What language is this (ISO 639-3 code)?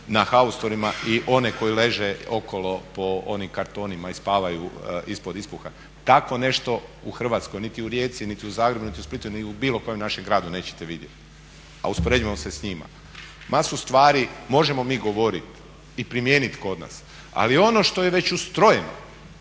hrv